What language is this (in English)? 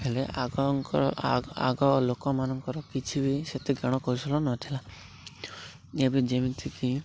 Odia